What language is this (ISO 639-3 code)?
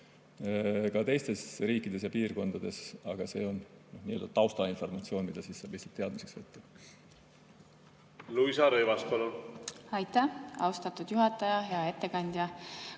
est